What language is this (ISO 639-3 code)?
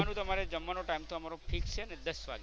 guj